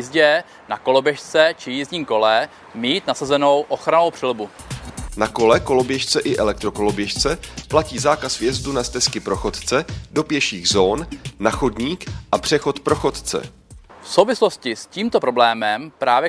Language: Czech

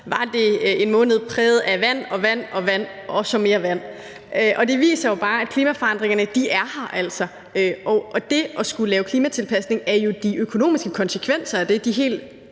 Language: Danish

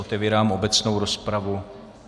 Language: Czech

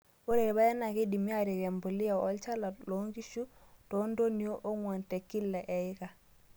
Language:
Masai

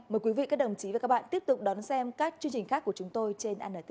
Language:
Vietnamese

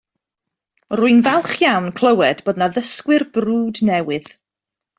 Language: Welsh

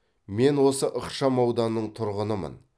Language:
Kazakh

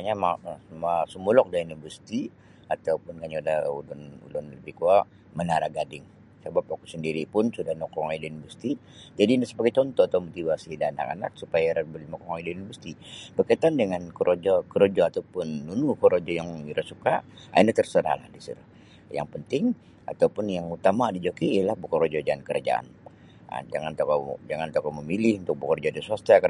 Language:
Sabah Bisaya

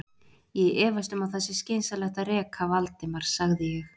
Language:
Icelandic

